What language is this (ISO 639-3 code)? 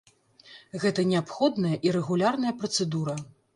bel